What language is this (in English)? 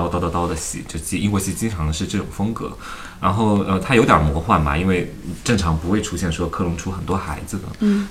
Chinese